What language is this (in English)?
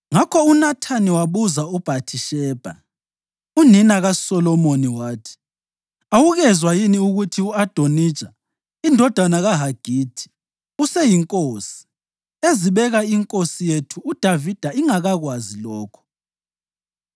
North Ndebele